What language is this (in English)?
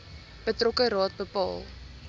Afrikaans